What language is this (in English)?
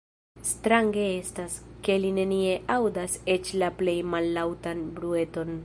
Esperanto